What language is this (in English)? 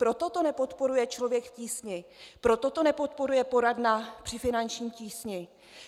Czech